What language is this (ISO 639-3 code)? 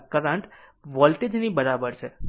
guj